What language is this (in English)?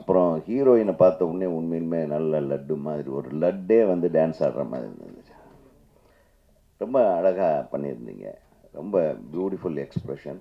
Tamil